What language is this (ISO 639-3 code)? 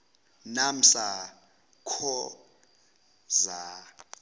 zul